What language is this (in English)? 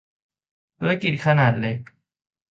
Thai